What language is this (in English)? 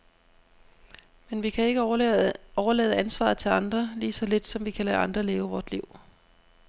Danish